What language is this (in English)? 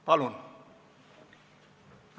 Estonian